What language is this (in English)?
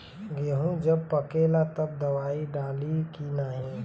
Bhojpuri